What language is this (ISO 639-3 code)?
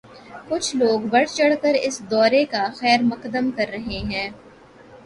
urd